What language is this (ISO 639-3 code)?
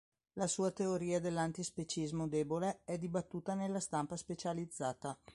ita